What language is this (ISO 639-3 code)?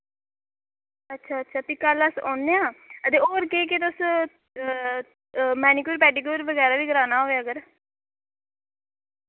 doi